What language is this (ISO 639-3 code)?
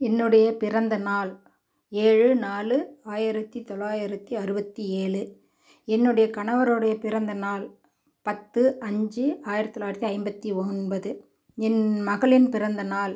tam